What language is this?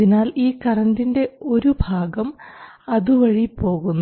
Malayalam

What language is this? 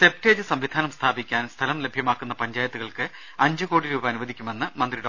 Malayalam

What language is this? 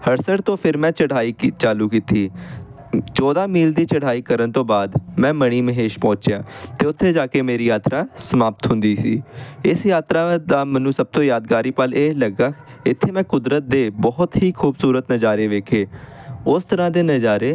Punjabi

